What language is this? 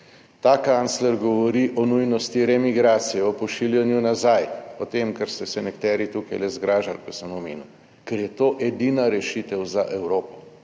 Slovenian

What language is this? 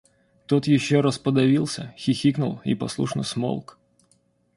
Russian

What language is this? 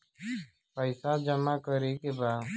Bhojpuri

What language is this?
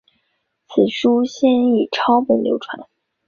Chinese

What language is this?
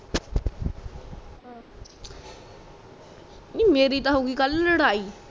Punjabi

